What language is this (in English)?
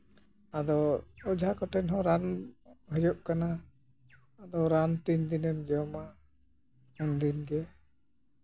Santali